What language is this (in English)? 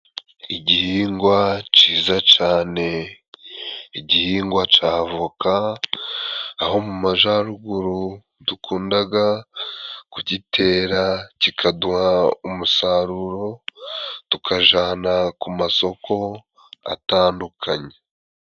Kinyarwanda